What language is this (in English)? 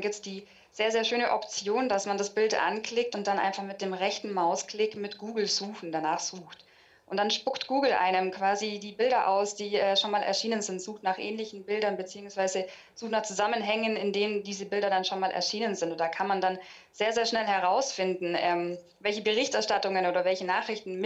German